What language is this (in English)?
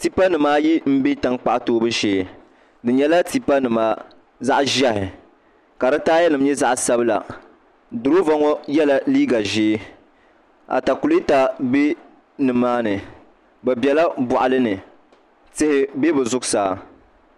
Dagbani